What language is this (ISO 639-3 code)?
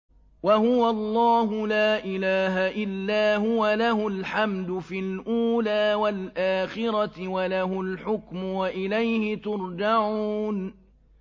ara